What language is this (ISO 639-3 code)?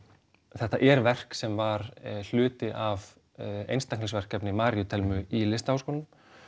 isl